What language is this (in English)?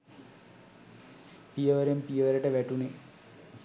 Sinhala